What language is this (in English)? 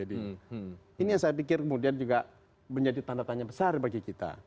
Indonesian